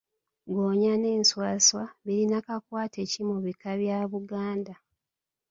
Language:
Ganda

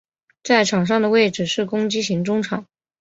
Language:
Chinese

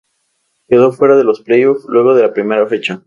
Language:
Spanish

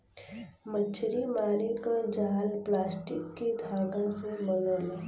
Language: Bhojpuri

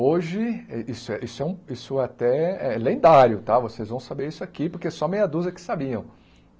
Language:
Portuguese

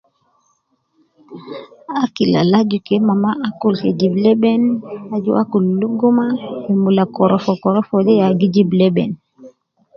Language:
Nubi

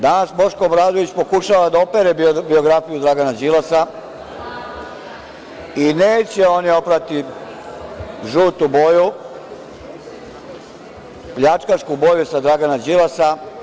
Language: Serbian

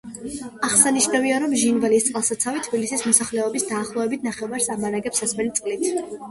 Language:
Georgian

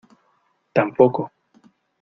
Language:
Spanish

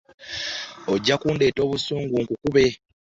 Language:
Ganda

